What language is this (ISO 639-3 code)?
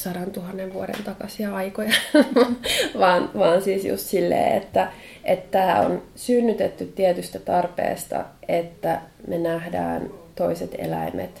fin